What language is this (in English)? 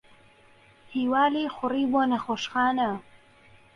Central Kurdish